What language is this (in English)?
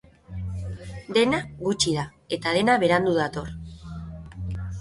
Basque